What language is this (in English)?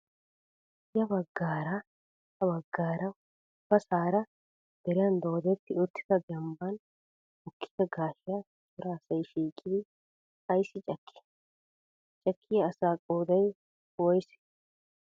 Wolaytta